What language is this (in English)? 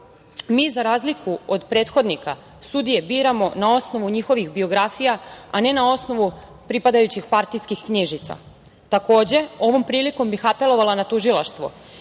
Serbian